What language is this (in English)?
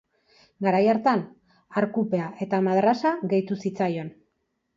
Basque